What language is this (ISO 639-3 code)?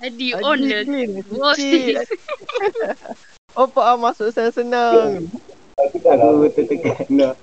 msa